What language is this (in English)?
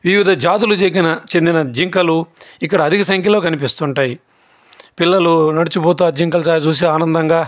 Telugu